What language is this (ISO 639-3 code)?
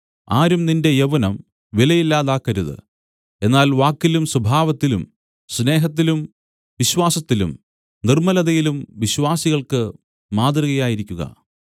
mal